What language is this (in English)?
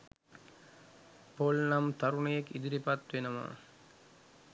Sinhala